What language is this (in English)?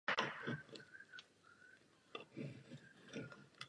Czech